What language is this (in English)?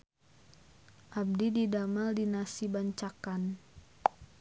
Sundanese